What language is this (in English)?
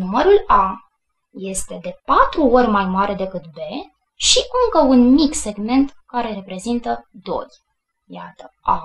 Romanian